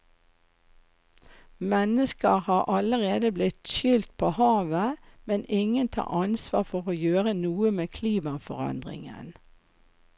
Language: Norwegian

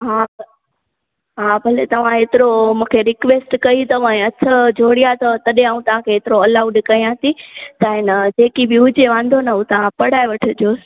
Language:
Sindhi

